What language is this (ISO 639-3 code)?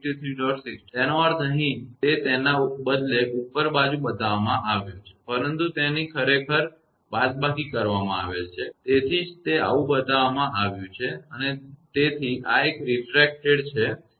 guj